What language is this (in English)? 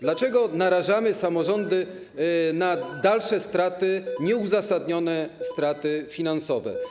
Polish